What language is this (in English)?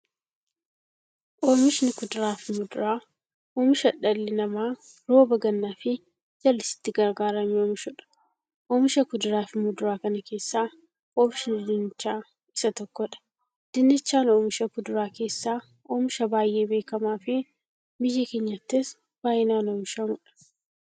Oromo